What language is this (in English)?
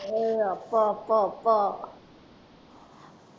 Tamil